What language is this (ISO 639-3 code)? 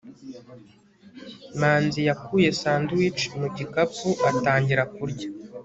kin